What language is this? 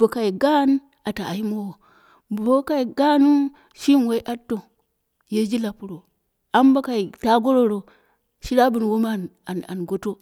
Dera (Nigeria)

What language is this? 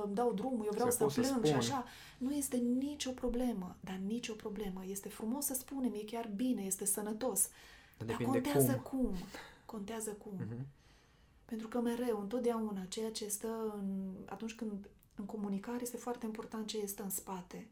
Romanian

